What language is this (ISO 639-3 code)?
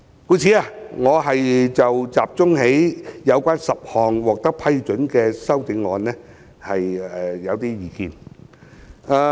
yue